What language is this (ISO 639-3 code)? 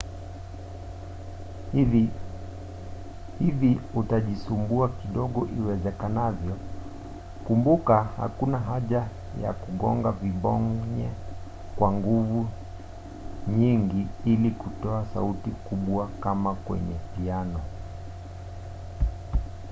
swa